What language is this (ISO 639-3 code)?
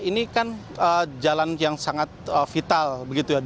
ind